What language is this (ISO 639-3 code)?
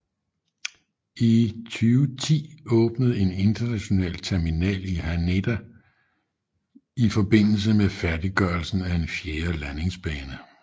dan